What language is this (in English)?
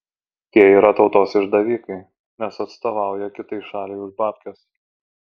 Lithuanian